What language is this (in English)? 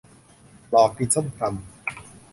Thai